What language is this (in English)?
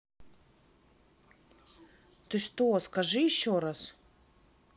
Russian